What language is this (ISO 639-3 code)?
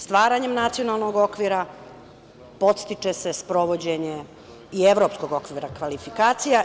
srp